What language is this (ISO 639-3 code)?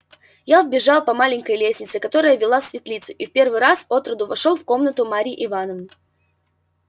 rus